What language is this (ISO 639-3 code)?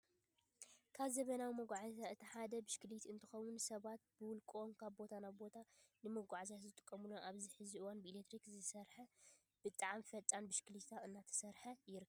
tir